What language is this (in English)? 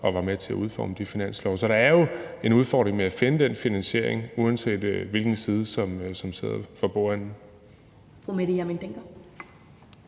Danish